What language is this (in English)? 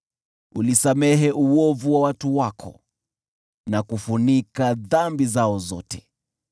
Swahili